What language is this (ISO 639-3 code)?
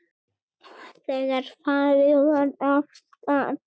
isl